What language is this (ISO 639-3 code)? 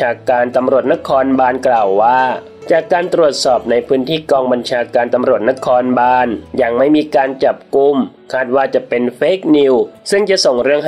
tha